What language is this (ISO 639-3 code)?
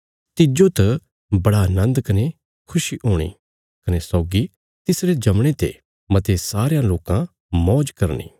kfs